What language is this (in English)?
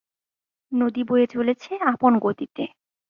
Bangla